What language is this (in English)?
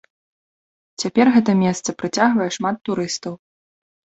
Belarusian